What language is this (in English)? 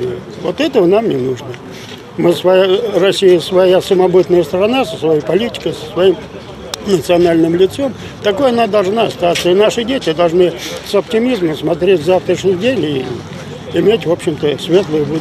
Russian